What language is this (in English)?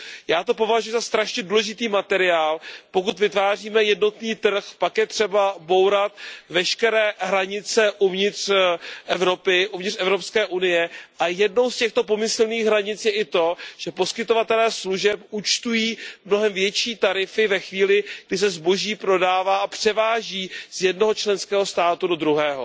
Czech